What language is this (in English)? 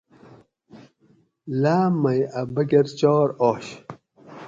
Gawri